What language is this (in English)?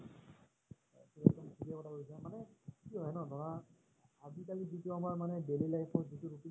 Assamese